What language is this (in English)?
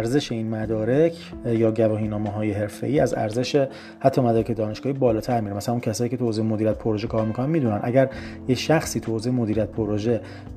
Persian